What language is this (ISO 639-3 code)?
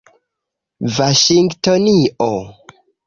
epo